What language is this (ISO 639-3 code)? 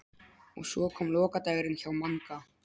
isl